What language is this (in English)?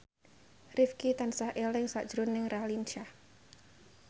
Javanese